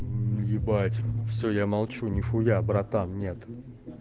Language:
Russian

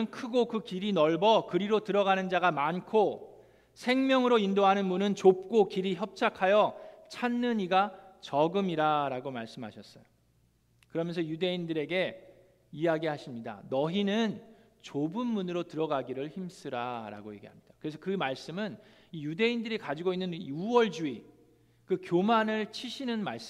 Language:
Korean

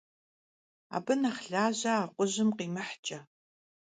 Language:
Kabardian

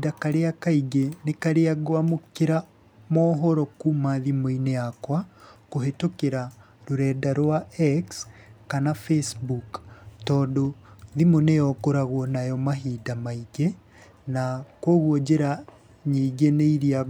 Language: Kikuyu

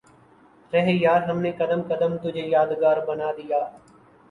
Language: Urdu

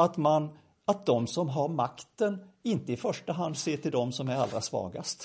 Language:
Swedish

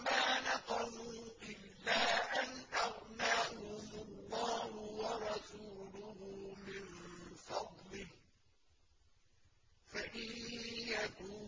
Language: Arabic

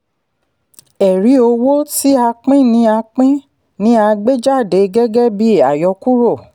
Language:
Yoruba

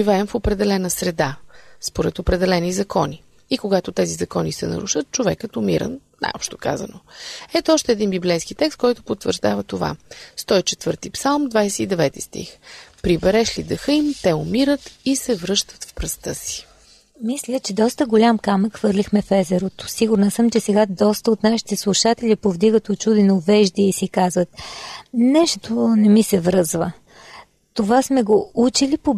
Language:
Bulgarian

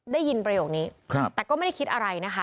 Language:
Thai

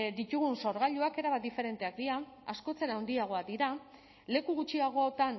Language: Basque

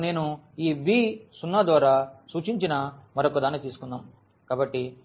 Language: Telugu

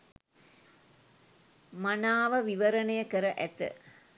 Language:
Sinhala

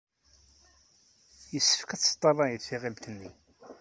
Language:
Kabyle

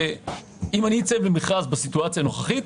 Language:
Hebrew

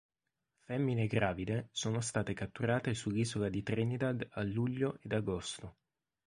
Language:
Italian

